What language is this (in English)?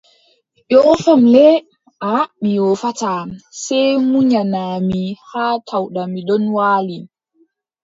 Adamawa Fulfulde